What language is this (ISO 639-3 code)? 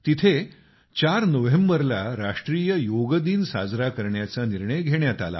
mar